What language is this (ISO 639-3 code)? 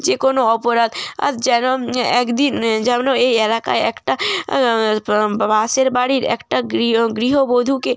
ben